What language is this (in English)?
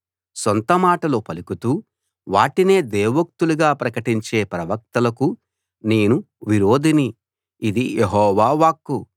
Telugu